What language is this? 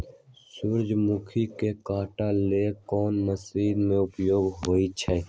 Magahi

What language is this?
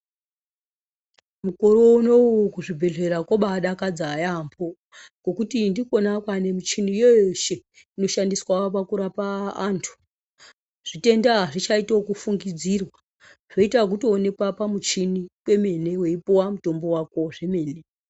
Ndau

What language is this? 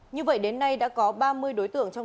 Vietnamese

